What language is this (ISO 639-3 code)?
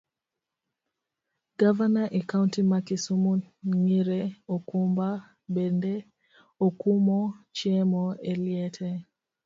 luo